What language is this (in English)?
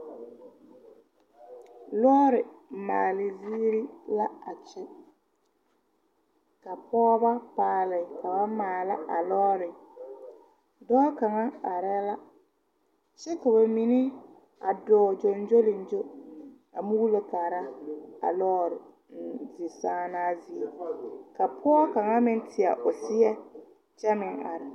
Southern Dagaare